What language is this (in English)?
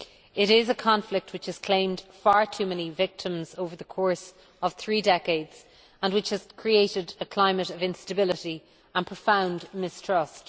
English